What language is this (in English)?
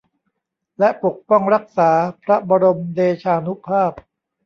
Thai